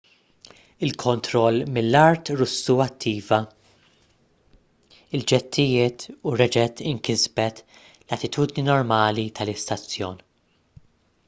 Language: Maltese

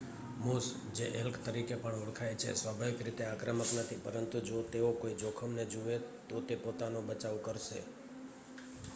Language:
Gujarati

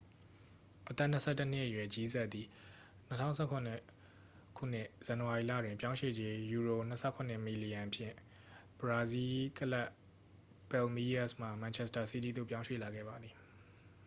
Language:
Burmese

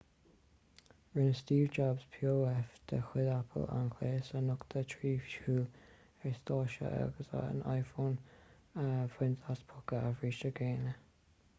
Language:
Irish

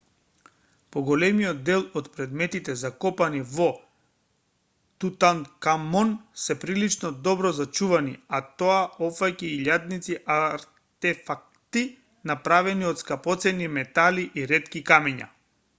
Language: Macedonian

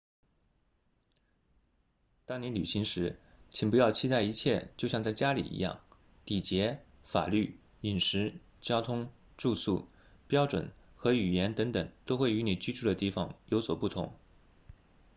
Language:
Chinese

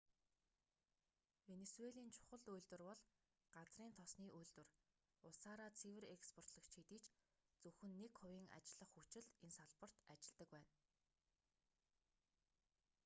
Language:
Mongolian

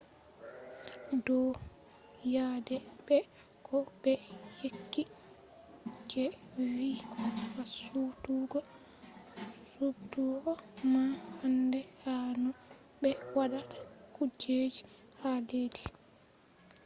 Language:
Fula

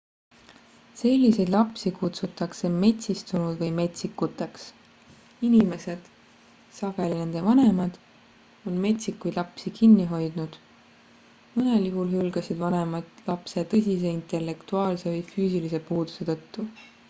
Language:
Estonian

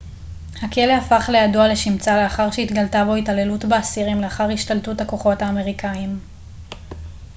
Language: Hebrew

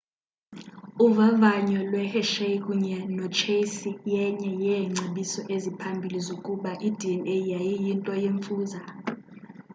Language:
Xhosa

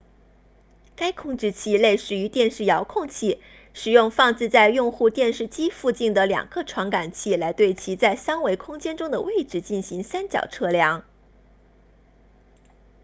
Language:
Chinese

